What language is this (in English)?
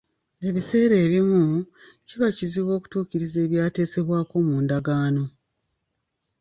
Ganda